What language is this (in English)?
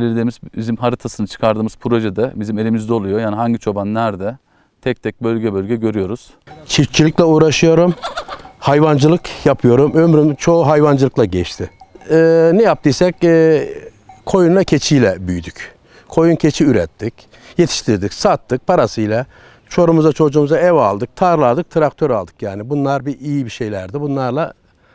Turkish